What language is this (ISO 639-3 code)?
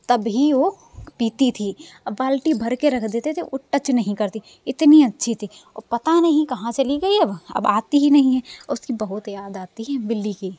hin